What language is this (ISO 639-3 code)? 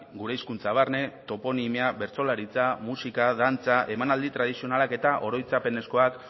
eus